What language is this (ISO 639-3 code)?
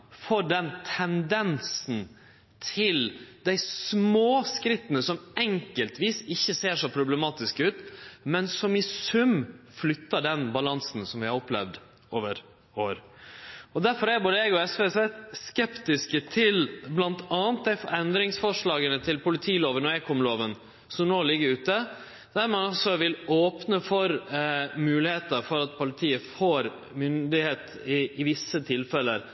nno